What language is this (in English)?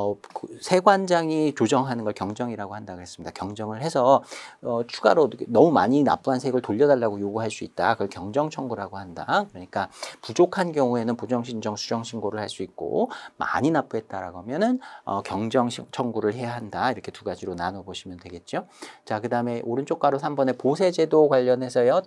Korean